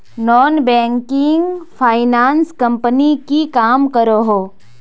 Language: Magahi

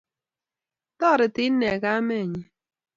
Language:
Kalenjin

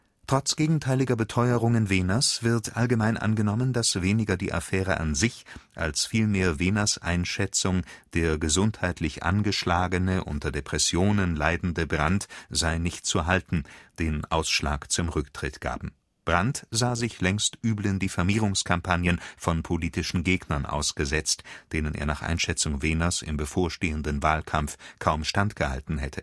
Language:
German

